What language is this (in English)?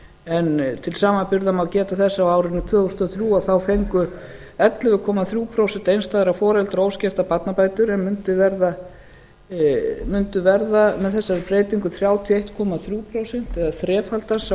Icelandic